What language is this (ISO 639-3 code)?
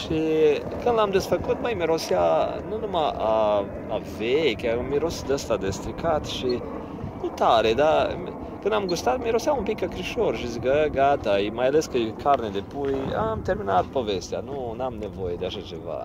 ron